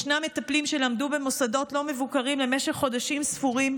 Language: Hebrew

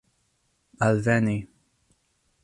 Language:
Esperanto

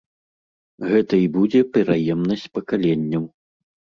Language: Belarusian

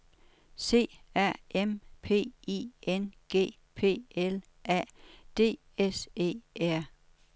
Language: Danish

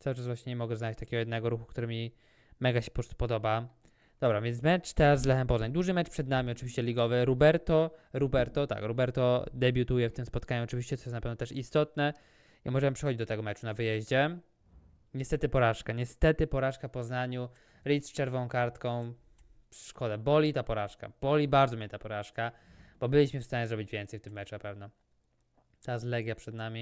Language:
Polish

